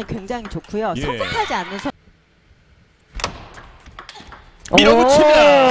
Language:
Korean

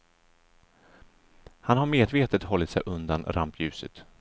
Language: Swedish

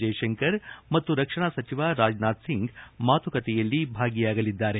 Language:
Kannada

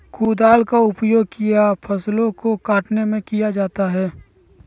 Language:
Magahi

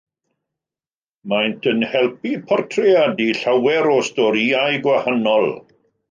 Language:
Welsh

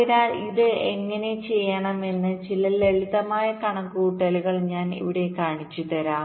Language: Malayalam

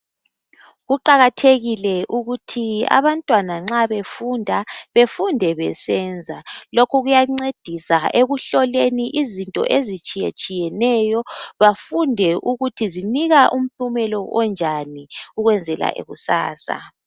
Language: North Ndebele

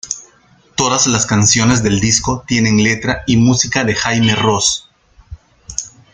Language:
Spanish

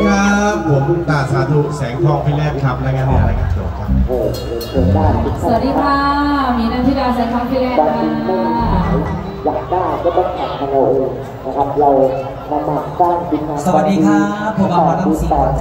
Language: Thai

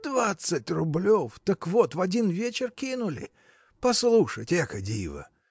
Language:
Russian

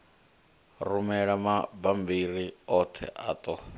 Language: Venda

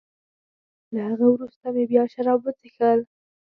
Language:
Pashto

